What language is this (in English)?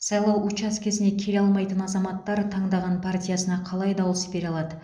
Kazakh